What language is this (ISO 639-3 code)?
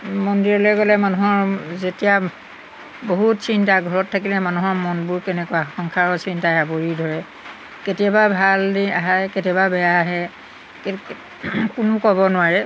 asm